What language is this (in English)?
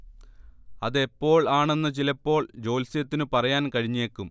Malayalam